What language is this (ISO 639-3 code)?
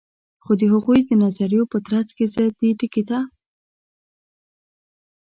pus